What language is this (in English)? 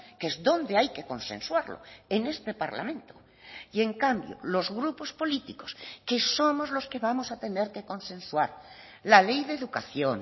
Spanish